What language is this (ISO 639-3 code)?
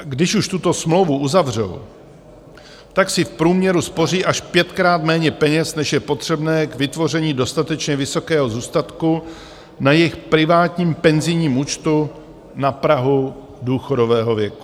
ces